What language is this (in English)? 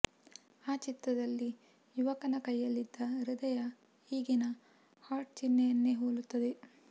Kannada